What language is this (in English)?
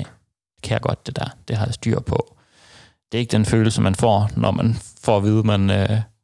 Danish